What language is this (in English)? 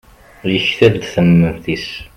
Kabyle